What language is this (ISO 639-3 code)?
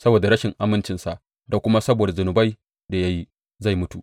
hau